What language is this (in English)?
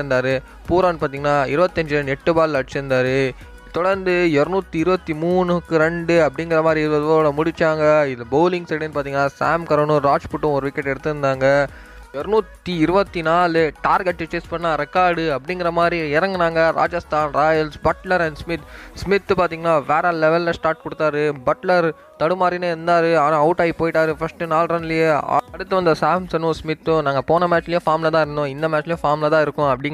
Tamil